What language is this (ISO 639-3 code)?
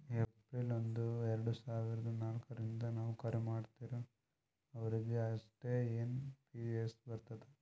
kan